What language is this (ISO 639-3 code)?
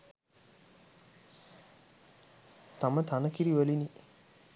sin